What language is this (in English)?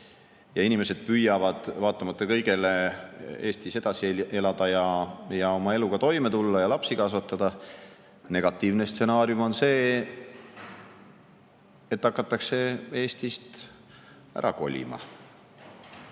Estonian